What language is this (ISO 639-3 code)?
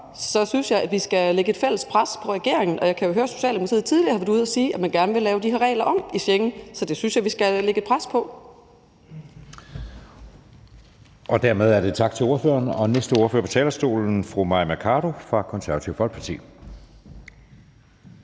dan